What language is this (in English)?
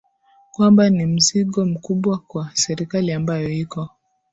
Swahili